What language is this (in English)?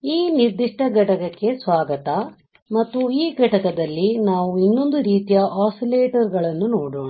Kannada